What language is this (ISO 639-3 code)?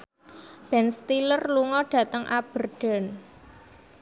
jav